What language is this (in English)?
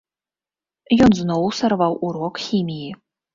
Belarusian